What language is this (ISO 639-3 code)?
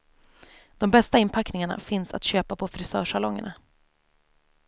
swe